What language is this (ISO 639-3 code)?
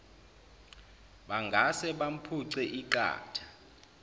zul